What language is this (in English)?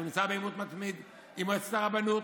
Hebrew